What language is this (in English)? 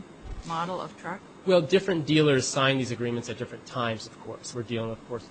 English